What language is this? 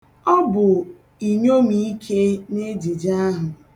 Igbo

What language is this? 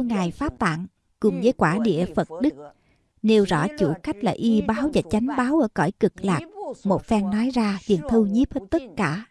Vietnamese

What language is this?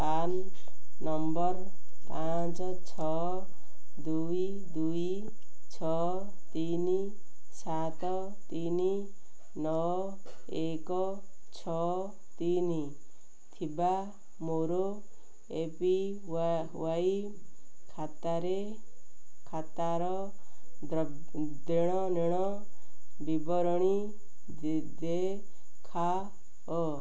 Odia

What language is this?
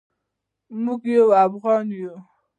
Pashto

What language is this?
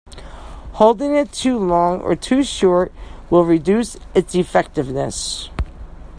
English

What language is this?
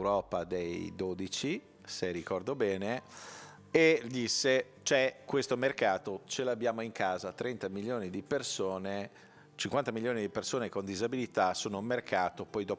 Italian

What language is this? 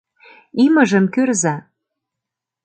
Mari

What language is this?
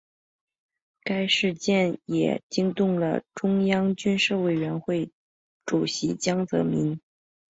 Chinese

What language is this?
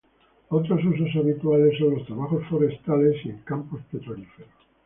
Spanish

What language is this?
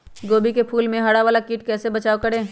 Magahi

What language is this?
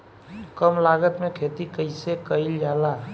Bhojpuri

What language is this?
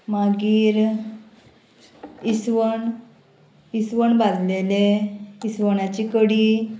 Konkani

